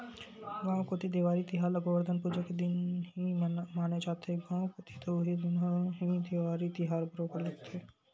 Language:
Chhattisgarhi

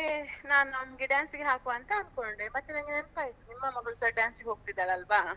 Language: Kannada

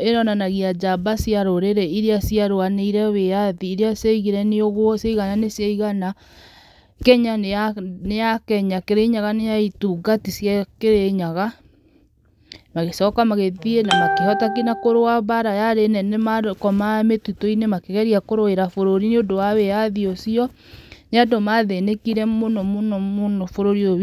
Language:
Kikuyu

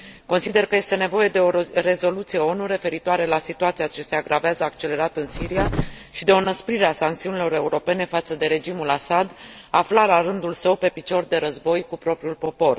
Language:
Romanian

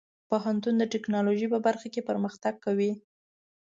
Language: Pashto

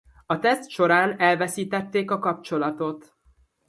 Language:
Hungarian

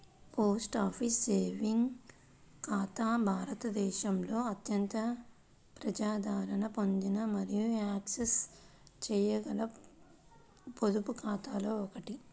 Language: Telugu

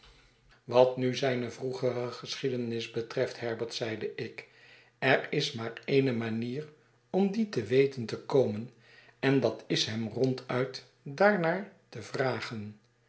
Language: Dutch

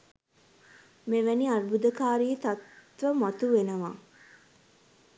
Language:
Sinhala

